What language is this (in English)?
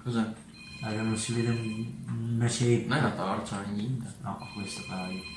Italian